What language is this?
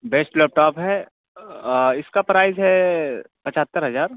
Urdu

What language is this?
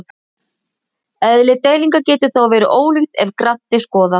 Icelandic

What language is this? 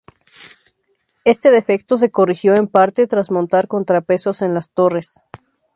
Spanish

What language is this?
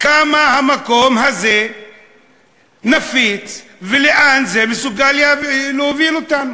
Hebrew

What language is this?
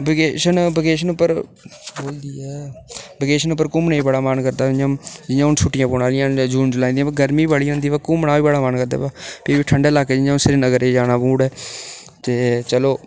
Dogri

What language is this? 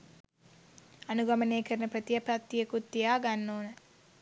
Sinhala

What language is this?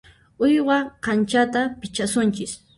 Puno Quechua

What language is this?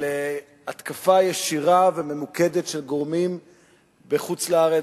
Hebrew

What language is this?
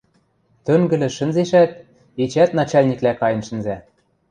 Western Mari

